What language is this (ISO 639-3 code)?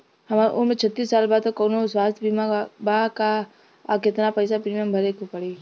bho